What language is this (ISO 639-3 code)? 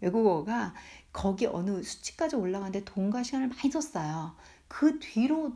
kor